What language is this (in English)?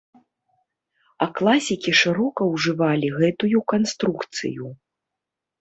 Belarusian